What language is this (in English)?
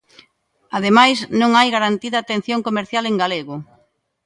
Galician